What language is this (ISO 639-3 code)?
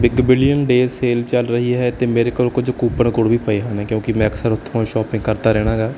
pan